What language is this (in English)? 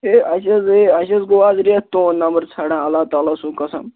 Kashmiri